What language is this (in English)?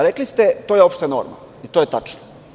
Serbian